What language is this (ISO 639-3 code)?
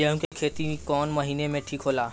bho